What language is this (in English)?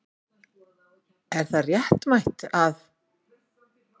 Icelandic